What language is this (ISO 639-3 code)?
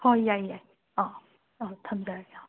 mni